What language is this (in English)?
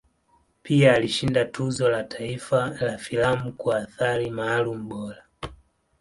Swahili